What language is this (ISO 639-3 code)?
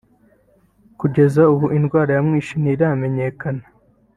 kin